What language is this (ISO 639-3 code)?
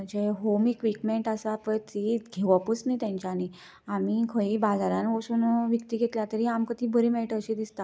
kok